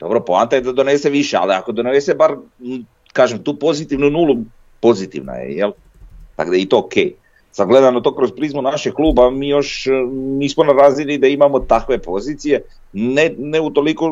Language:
Croatian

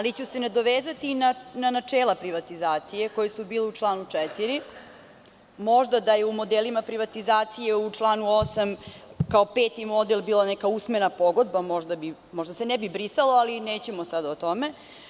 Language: Serbian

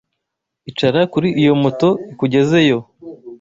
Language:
Kinyarwanda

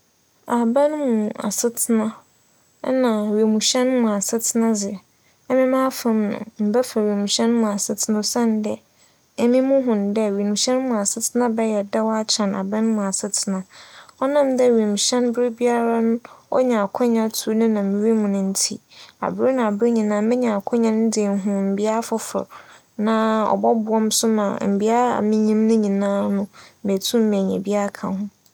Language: Akan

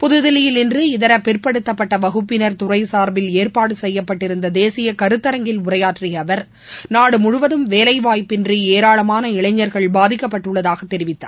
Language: Tamil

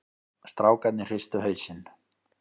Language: Icelandic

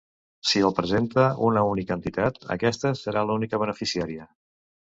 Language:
Catalan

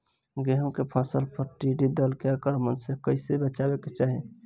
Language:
Bhojpuri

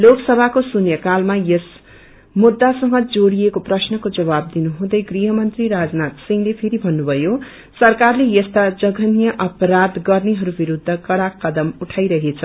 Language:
Nepali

